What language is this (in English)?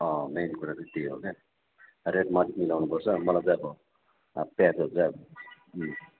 Nepali